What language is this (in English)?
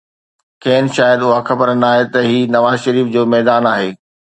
Sindhi